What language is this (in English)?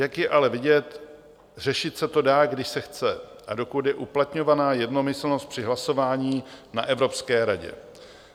Czech